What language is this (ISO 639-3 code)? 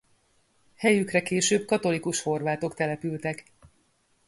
hun